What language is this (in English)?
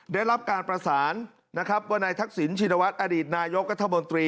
Thai